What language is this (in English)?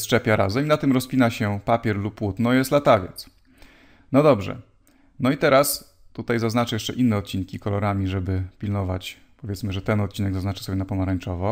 Polish